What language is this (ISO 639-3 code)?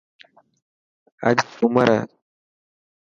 mki